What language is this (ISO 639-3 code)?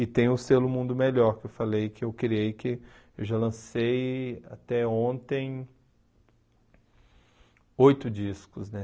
por